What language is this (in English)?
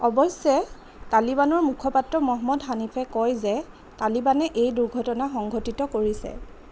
Assamese